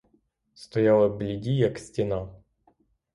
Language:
Ukrainian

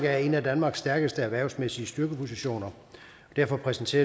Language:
Danish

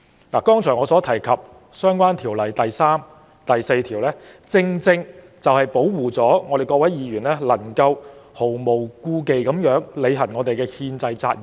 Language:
Cantonese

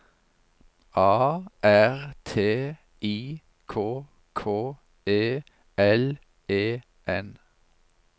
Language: Norwegian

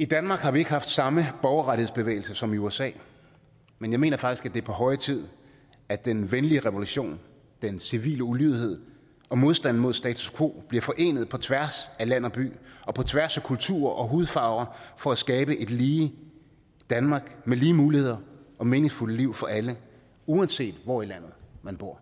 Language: Danish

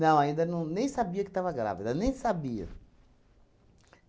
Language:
Portuguese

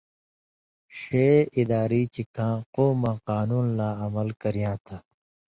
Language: Indus Kohistani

